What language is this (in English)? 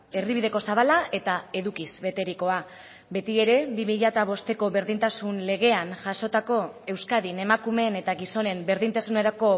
Basque